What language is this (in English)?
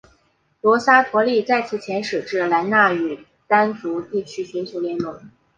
Chinese